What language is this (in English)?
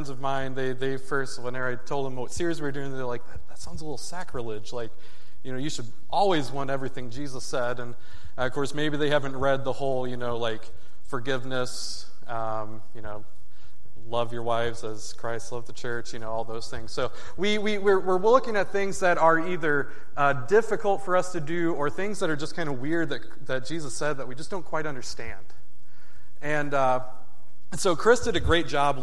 English